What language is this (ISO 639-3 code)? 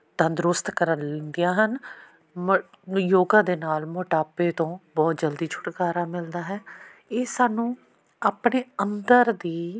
pan